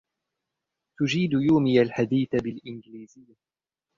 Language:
Arabic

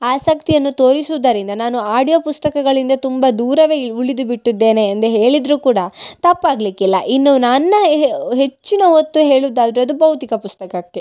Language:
Kannada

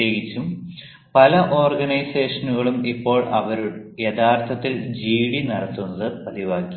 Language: Malayalam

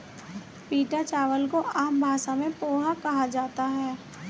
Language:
Hindi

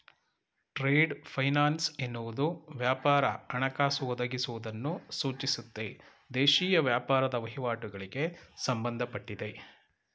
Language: Kannada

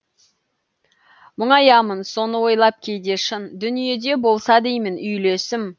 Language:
Kazakh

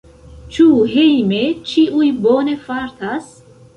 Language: Esperanto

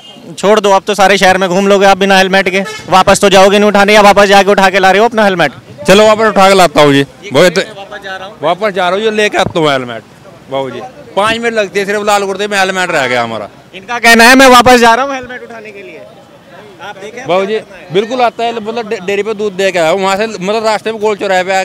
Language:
Hindi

